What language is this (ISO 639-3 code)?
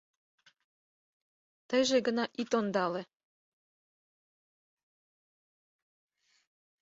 chm